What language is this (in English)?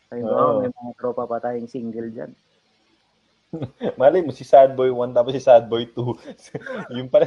Filipino